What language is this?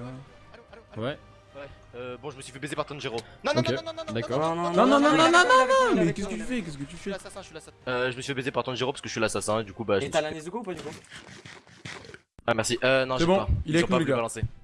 French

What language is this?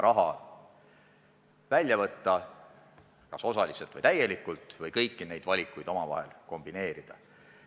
Estonian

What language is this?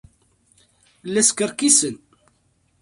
Kabyle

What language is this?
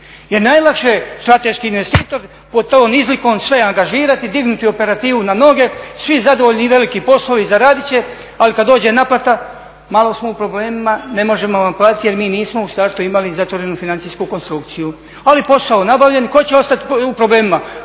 Croatian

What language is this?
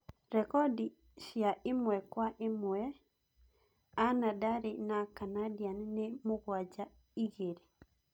Kikuyu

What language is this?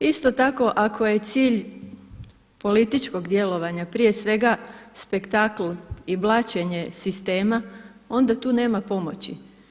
Croatian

